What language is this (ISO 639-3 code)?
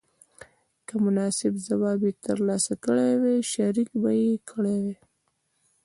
pus